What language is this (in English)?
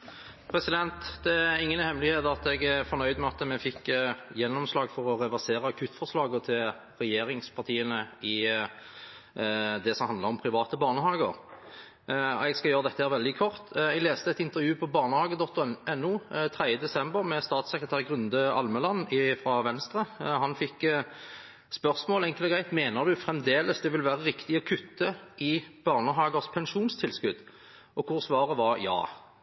Norwegian Bokmål